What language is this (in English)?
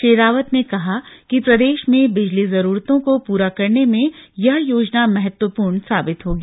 Hindi